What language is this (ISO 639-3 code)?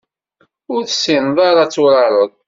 kab